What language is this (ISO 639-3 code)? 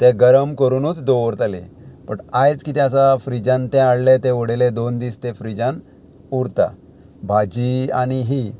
kok